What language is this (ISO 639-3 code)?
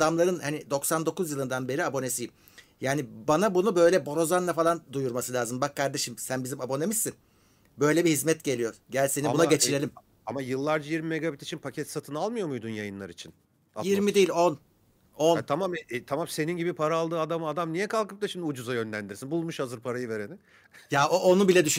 tur